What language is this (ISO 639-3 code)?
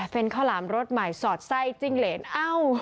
tha